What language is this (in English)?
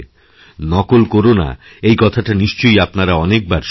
Bangla